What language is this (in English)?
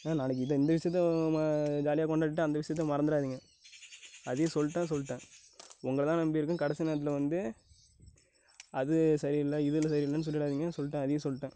Tamil